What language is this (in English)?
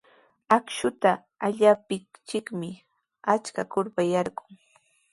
Sihuas Ancash Quechua